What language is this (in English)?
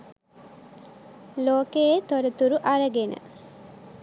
Sinhala